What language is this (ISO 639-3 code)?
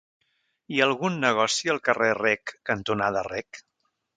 cat